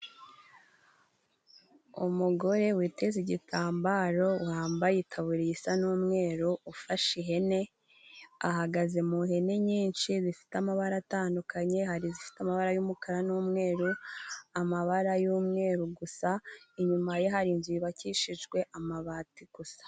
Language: Kinyarwanda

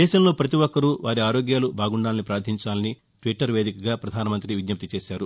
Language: Telugu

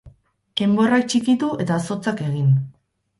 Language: Basque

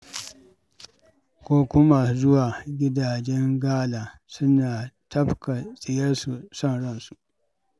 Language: Hausa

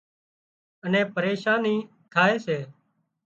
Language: Wadiyara Koli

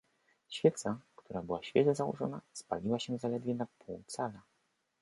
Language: Polish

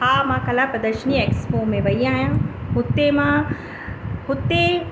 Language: Sindhi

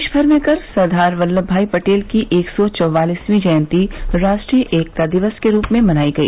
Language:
Hindi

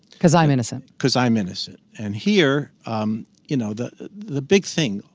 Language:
English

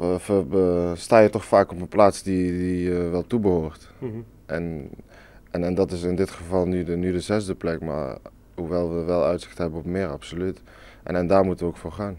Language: Dutch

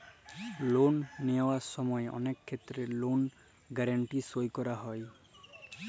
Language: Bangla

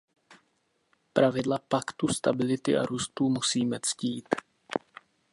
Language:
Czech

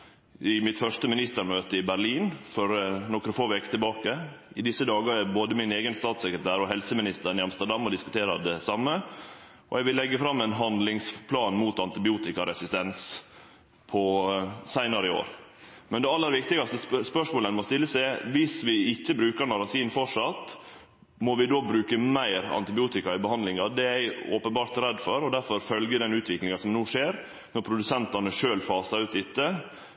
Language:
Norwegian Nynorsk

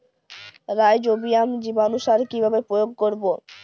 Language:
Bangla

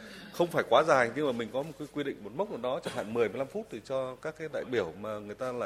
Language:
Vietnamese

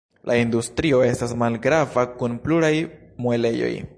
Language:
Esperanto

